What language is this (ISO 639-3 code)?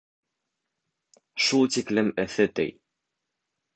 bak